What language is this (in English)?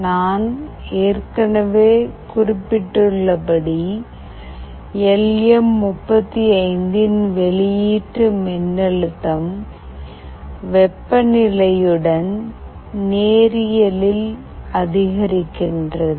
Tamil